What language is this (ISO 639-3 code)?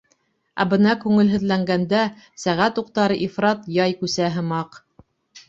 bak